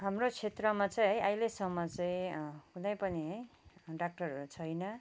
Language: Nepali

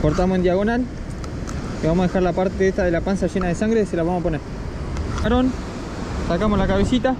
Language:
Spanish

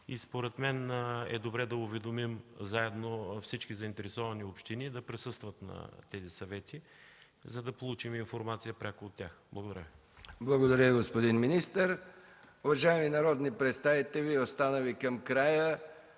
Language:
Bulgarian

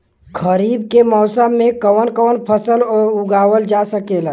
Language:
Bhojpuri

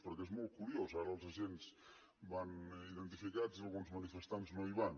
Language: Catalan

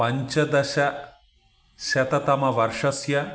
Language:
Sanskrit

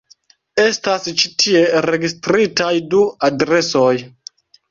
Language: Esperanto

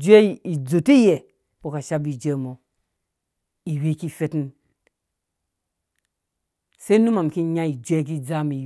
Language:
Dũya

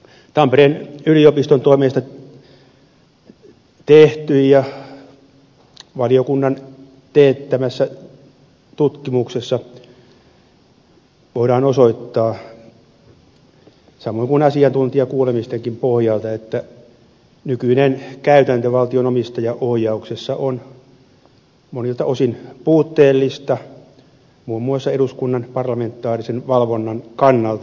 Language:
Finnish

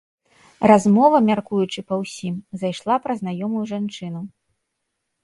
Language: Belarusian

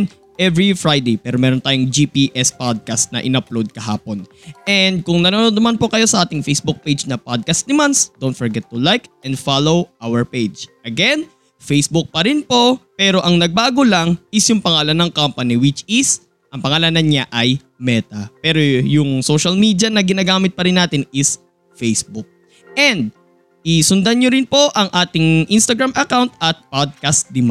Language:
Filipino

